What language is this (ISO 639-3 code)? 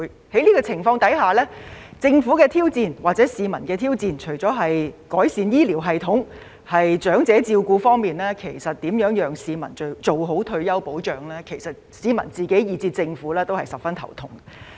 yue